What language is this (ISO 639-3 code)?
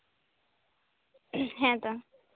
sat